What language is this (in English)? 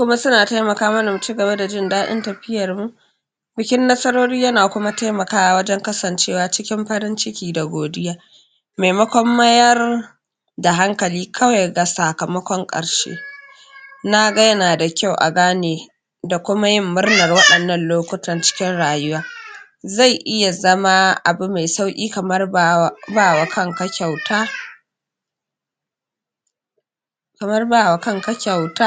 Hausa